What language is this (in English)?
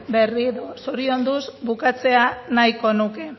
Basque